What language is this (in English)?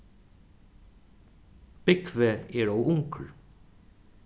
Faroese